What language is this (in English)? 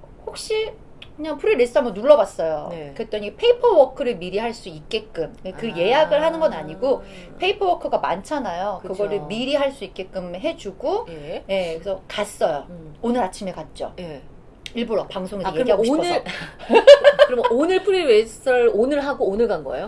Korean